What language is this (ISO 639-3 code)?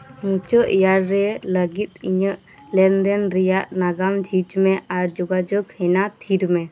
sat